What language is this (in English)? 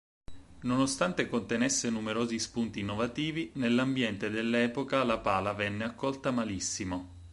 Italian